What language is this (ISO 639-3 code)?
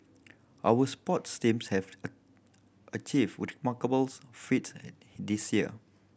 eng